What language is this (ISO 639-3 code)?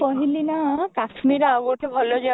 ori